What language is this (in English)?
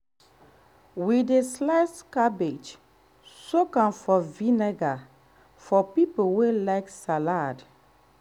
Nigerian Pidgin